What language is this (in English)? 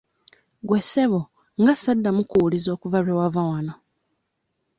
Ganda